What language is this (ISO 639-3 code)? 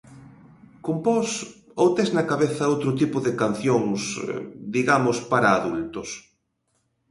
glg